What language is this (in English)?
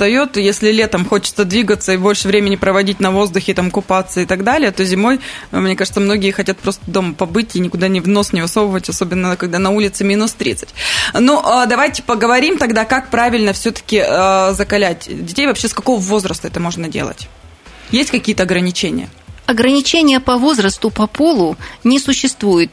Russian